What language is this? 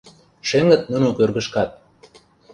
Mari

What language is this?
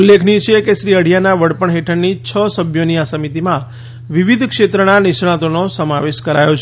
Gujarati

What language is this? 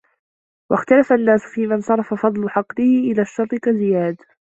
Arabic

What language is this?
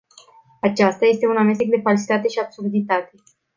Romanian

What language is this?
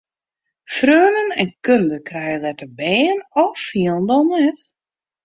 Western Frisian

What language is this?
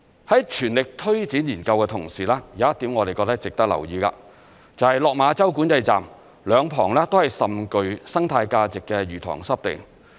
Cantonese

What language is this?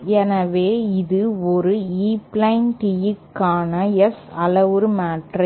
Tamil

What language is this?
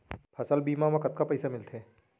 Chhattisgarhi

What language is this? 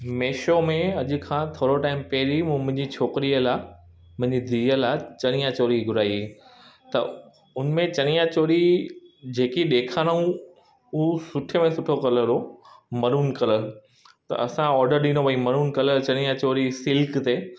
Sindhi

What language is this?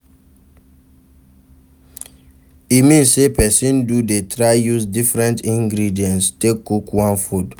Nigerian Pidgin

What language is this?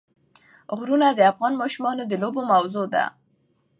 Pashto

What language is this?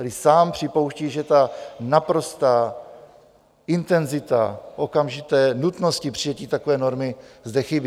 Czech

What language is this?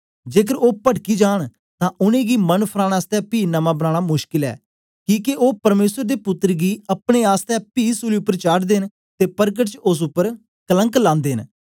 Dogri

